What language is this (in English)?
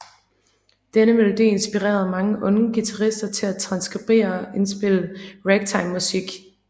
Danish